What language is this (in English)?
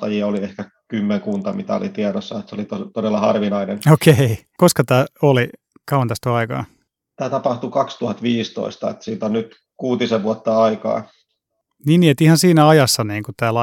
Finnish